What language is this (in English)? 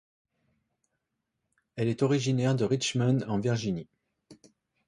French